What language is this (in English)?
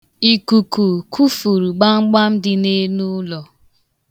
Igbo